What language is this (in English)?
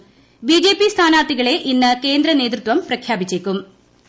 Malayalam